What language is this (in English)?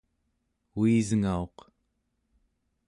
Central Yupik